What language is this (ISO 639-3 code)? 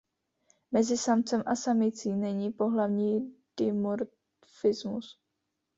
ces